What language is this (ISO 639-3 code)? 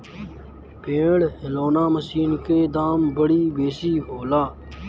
bho